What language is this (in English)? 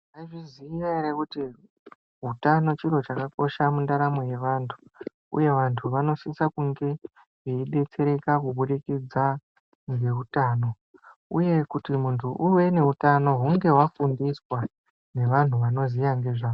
Ndau